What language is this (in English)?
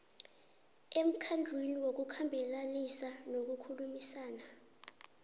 South Ndebele